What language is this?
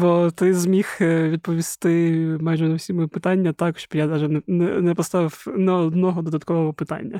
Ukrainian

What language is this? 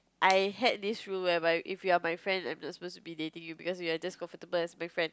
English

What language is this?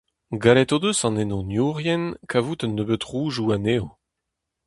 Breton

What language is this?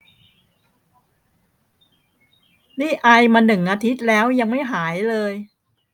Thai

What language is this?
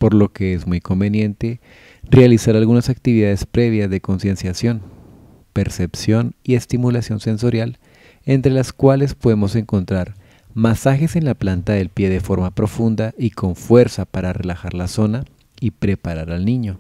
Spanish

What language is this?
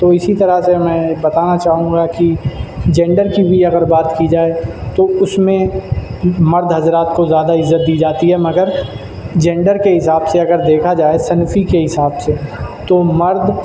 Urdu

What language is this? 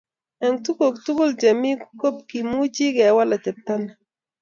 Kalenjin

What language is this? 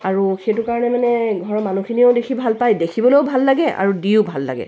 Assamese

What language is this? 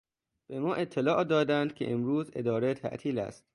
Persian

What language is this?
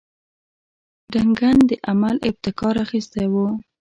Pashto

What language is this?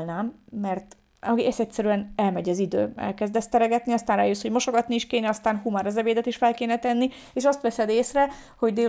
Hungarian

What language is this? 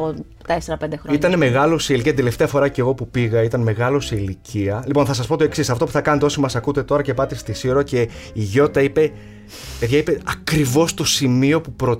Greek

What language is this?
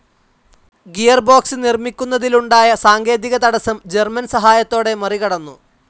Malayalam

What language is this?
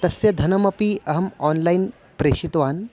Sanskrit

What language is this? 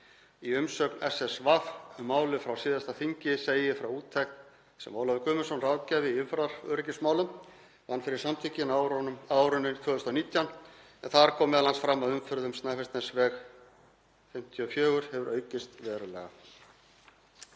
Icelandic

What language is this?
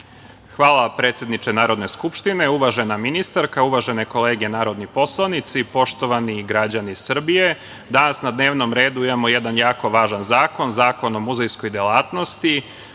Serbian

